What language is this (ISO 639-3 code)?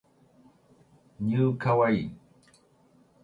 jpn